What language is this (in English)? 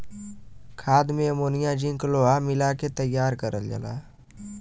Bhojpuri